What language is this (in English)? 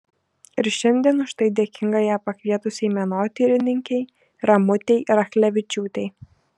Lithuanian